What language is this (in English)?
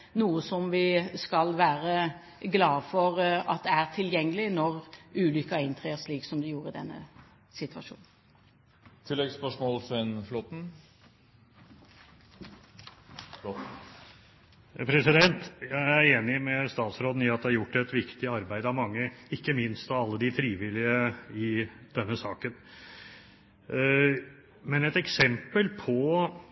Norwegian